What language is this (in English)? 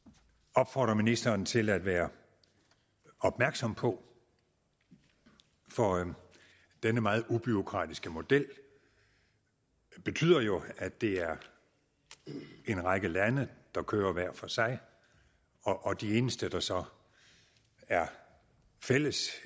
Danish